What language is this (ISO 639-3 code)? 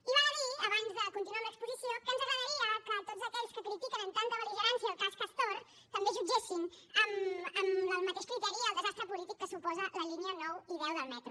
cat